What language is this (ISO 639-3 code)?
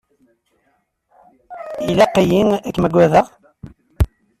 kab